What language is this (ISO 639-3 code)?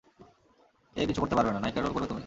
ben